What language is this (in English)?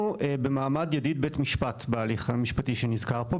Hebrew